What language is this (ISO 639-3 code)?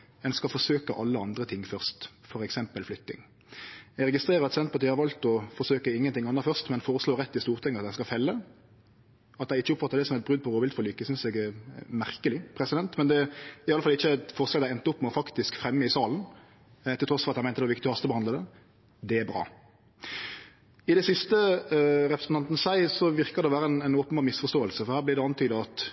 nno